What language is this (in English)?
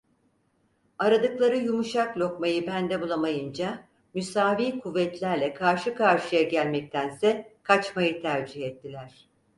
Turkish